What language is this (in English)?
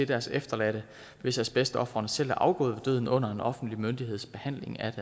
Danish